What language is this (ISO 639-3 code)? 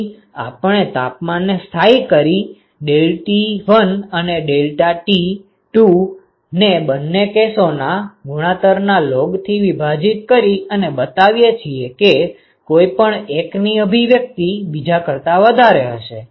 guj